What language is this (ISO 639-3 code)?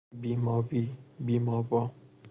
fas